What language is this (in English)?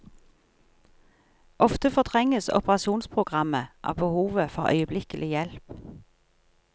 Norwegian